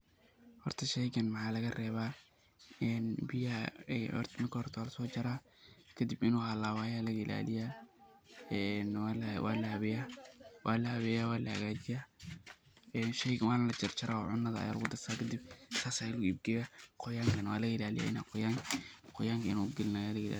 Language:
Somali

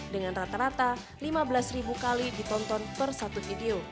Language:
Indonesian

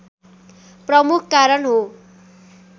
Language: Nepali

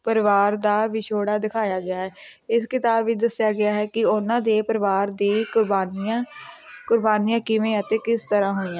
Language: Punjabi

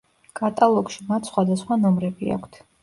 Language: Georgian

